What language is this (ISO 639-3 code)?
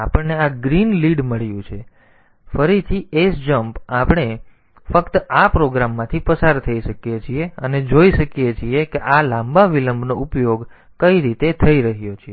guj